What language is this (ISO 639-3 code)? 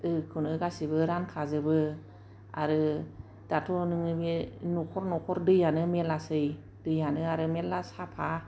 brx